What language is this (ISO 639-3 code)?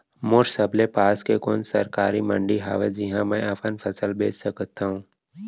hne